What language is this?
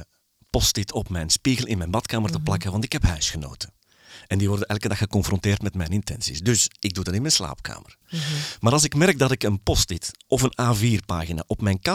Dutch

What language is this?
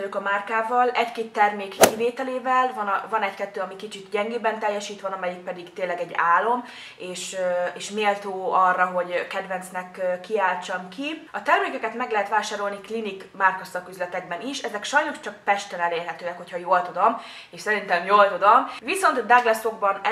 Hungarian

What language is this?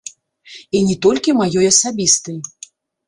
Belarusian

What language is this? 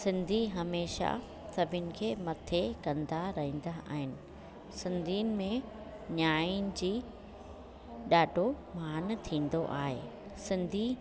Sindhi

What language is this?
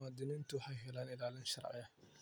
Somali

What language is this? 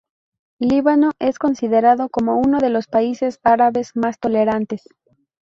Spanish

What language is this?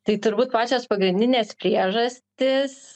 Lithuanian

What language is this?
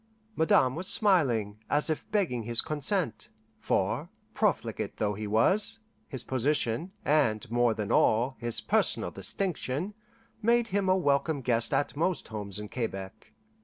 English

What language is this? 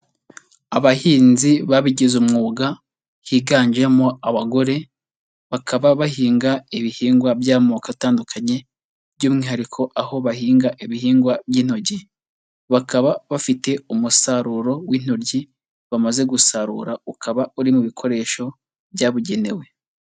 Kinyarwanda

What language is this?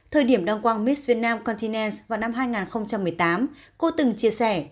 Vietnamese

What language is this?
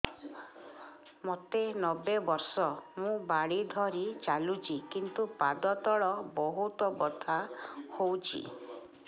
Odia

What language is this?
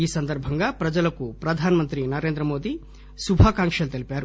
Telugu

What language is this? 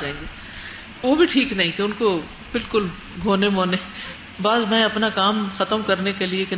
Urdu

